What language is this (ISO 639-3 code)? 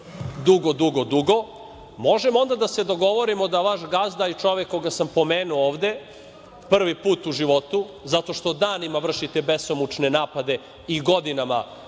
srp